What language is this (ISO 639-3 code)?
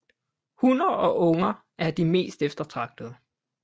dan